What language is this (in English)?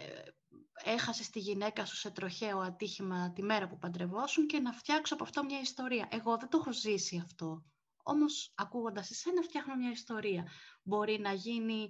Greek